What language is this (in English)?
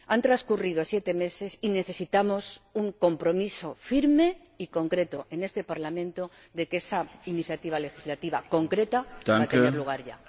Spanish